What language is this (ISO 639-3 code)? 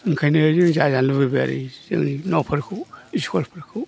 brx